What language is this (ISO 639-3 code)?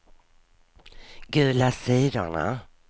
swe